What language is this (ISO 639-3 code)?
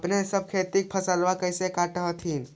mag